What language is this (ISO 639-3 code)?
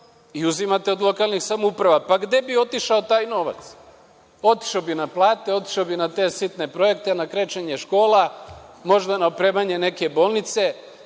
srp